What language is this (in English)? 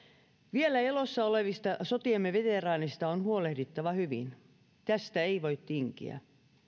Finnish